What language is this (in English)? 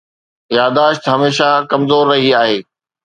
Sindhi